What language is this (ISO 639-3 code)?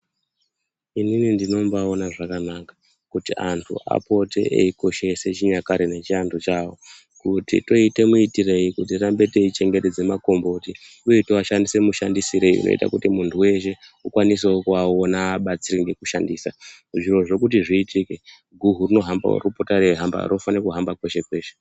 ndc